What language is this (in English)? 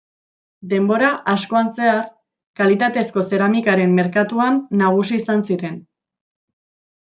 Basque